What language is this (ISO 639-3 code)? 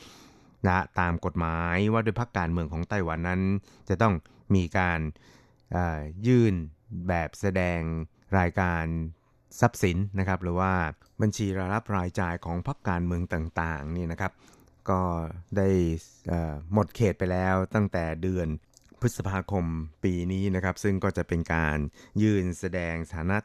tha